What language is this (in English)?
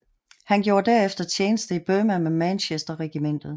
Danish